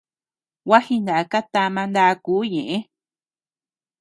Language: Tepeuxila Cuicatec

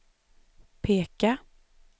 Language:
Swedish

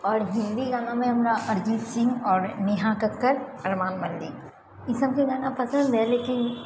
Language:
Maithili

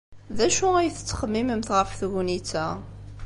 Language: Kabyle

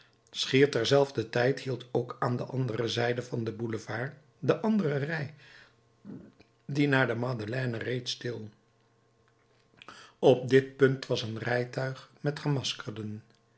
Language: Dutch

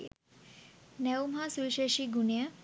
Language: Sinhala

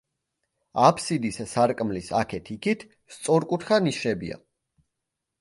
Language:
Georgian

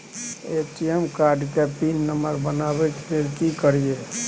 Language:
Maithili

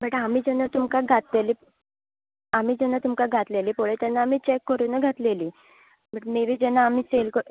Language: Konkani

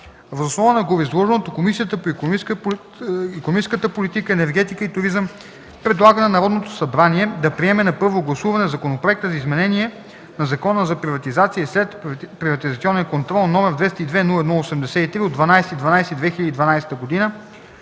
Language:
Bulgarian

